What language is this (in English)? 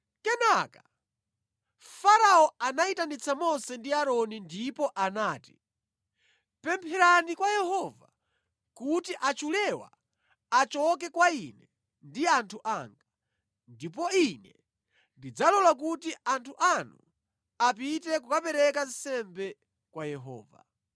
Nyanja